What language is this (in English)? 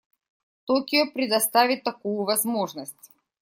Russian